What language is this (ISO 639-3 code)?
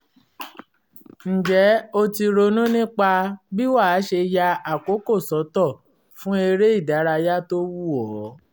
yor